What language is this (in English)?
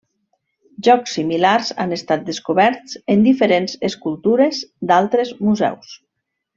Catalan